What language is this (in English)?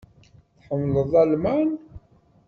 Kabyle